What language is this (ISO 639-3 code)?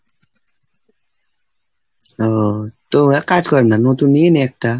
ben